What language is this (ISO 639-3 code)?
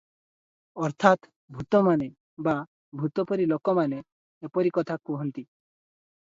ori